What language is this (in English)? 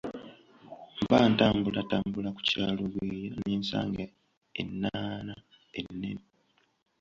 Ganda